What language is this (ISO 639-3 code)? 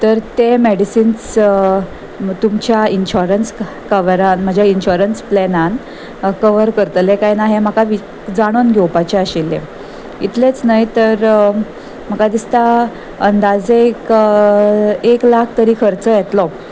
kok